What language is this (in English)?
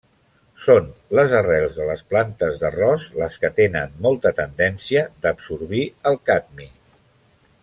Catalan